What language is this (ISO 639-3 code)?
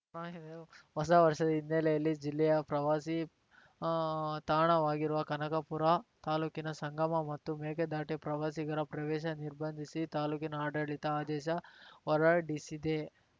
kan